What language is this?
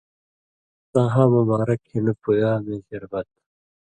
Indus Kohistani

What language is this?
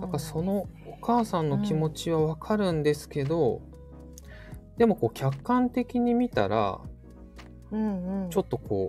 Japanese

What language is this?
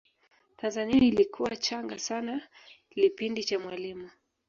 Swahili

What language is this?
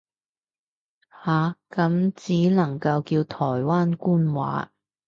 Cantonese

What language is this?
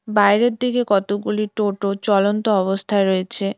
Bangla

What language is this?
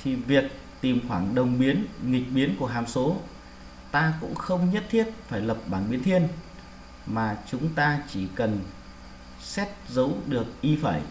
Vietnamese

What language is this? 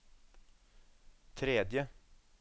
Norwegian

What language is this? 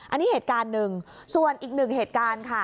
Thai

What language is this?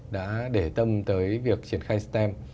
Vietnamese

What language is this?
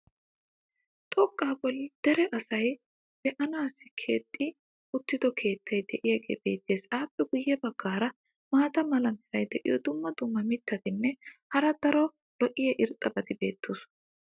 Wolaytta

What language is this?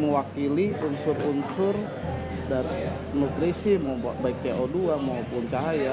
Indonesian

